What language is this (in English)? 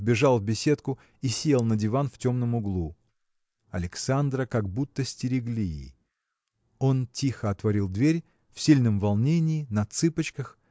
Russian